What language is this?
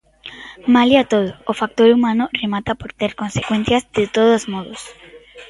Galician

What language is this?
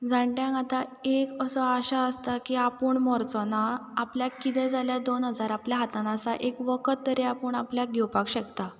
Konkani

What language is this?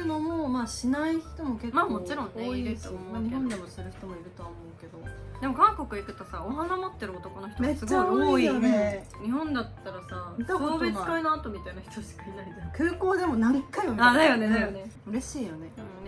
Japanese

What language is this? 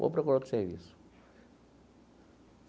Portuguese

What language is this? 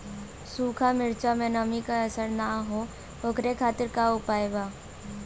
Bhojpuri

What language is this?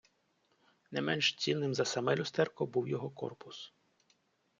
Ukrainian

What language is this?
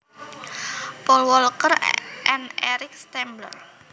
Javanese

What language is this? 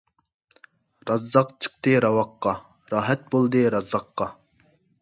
Uyghur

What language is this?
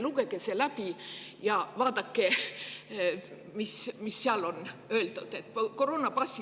Estonian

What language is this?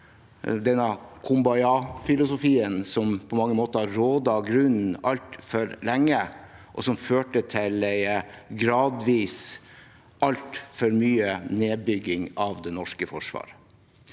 Norwegian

